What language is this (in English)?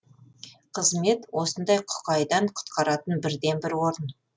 Kazakh